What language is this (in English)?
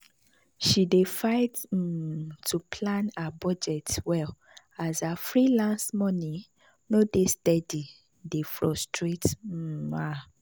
Nigerian Pidgin